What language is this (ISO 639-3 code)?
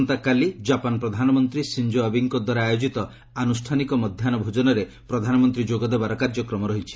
ori